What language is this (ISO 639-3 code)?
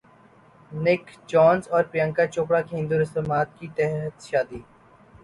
urd